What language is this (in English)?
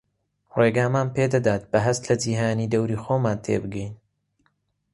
Central Kurdish